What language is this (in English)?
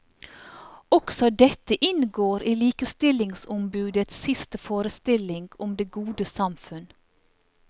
Norwegian